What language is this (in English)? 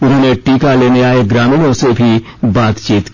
Hindi